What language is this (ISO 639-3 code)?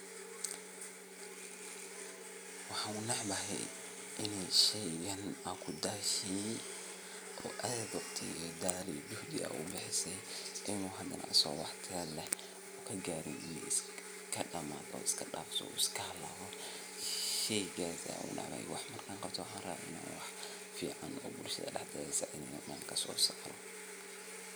som